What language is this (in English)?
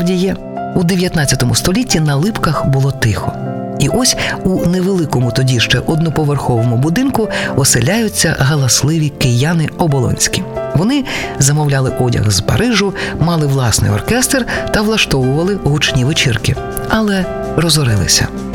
Ukrainian